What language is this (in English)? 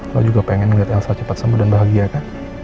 Indonesian